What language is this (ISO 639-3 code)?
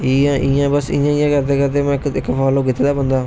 doi